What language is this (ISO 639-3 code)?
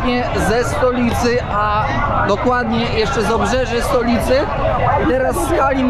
pol